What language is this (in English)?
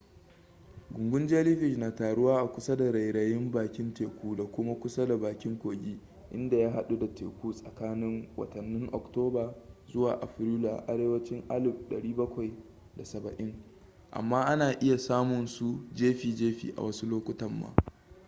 Hausa